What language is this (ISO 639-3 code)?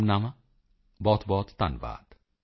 pan